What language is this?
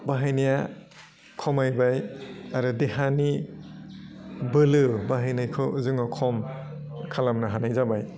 Bodo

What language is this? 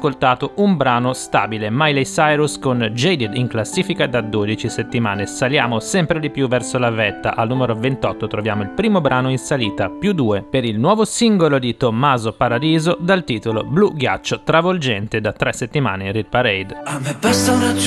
Italian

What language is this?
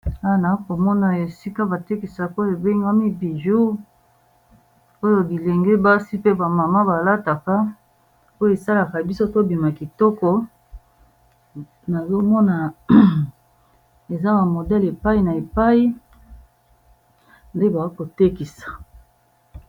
Lingala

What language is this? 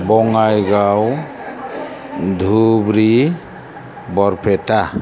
Bodo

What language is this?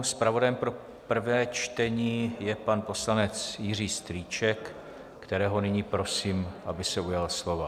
Czech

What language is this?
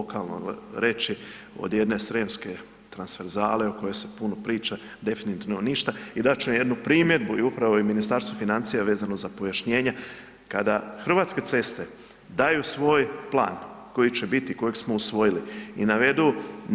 Croatian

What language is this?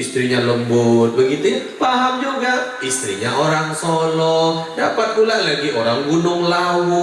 Indonesian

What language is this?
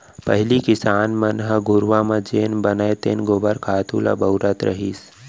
Chhattisgarhi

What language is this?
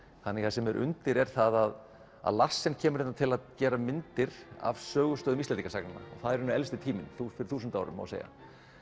Icelandic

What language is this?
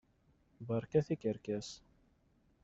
Kabyle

